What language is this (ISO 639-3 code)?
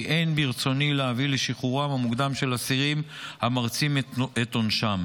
heb